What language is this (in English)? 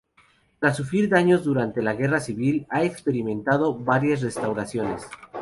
Spanish